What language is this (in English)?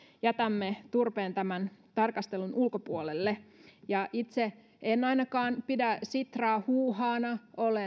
Finnish